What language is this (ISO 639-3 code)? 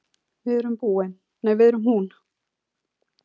isl